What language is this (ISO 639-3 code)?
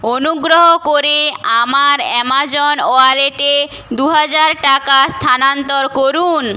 ben